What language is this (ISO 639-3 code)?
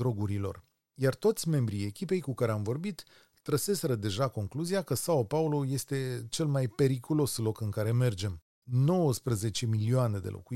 ron